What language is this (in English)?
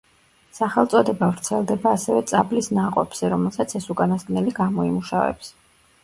Georgian